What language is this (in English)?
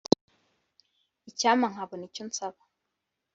Kinyarwanda